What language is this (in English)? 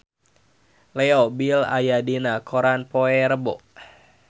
Sundanese